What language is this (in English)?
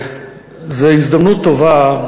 Hebrew